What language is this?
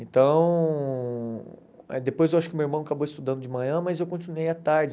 Portuguese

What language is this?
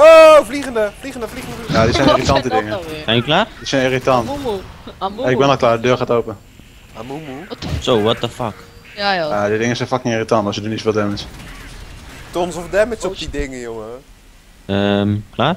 Dutch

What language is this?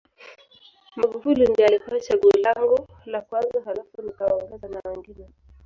Swahili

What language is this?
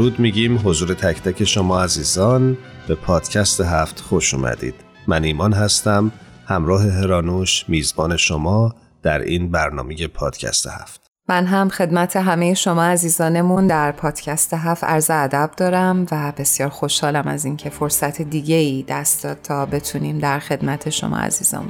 Persian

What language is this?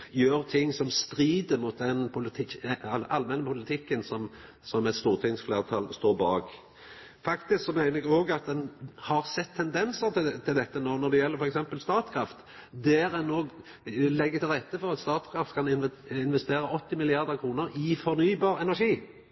Norwegian Nynorsk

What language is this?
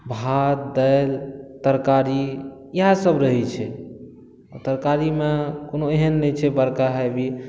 Maithili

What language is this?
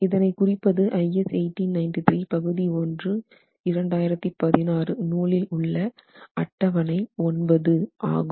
Tamil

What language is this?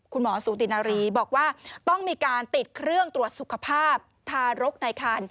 Thai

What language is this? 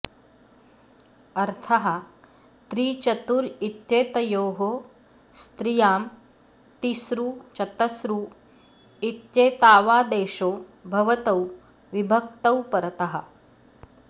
Sanskrit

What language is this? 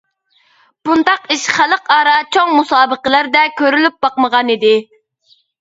Uyghur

